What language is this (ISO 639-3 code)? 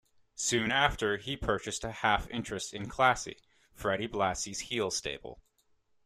eng